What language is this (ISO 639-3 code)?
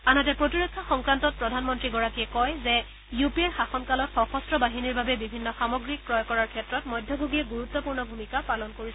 asm